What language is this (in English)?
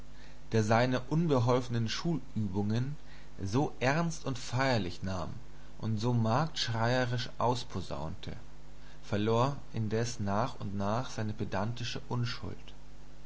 German